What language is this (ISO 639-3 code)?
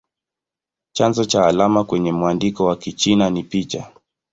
swa